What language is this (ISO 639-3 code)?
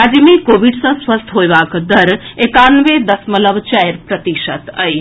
mai